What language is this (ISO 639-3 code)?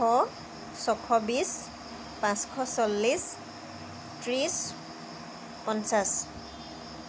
asm